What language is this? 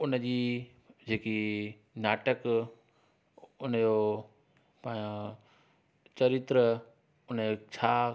Sindhi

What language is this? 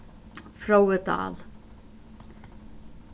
Faroese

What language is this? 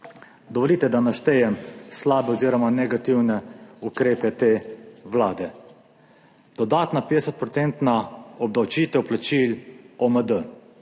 Slovenian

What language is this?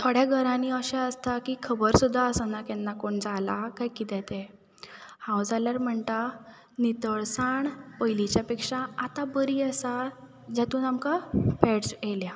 Konkani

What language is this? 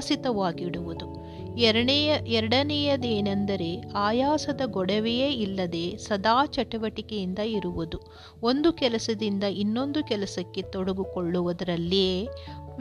Kannada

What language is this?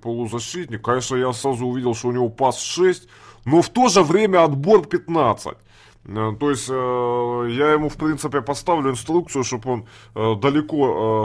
Russian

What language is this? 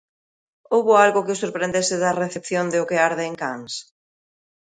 Galician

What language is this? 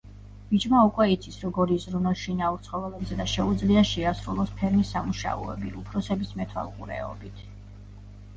Georgian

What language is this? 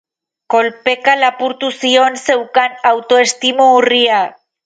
Basque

